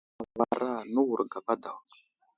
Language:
Wuzlam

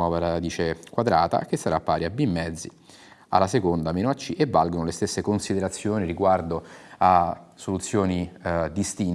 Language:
Italian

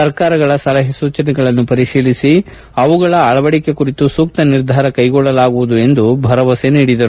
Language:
Kannada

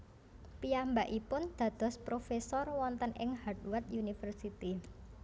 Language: Javanese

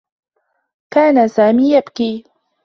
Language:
Arabic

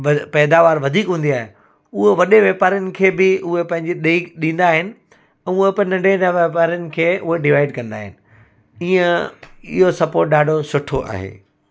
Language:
Sindhi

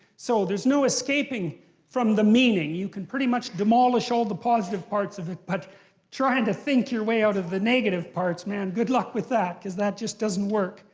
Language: English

